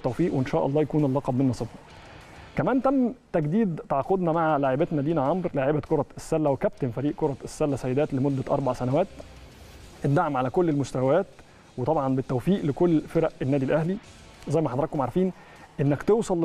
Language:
Arabic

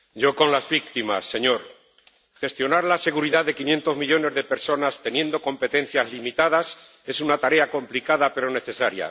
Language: Spanish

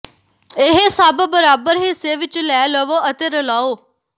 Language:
Punjabi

